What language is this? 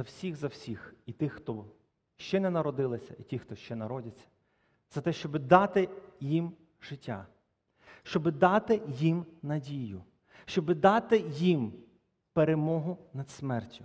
Ukrainian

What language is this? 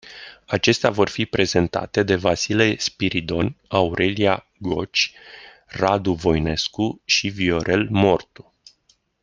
Romanian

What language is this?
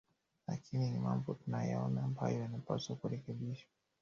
Swahili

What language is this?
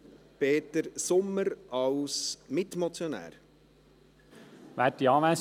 Swiss German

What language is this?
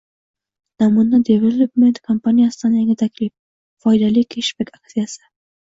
Uzbek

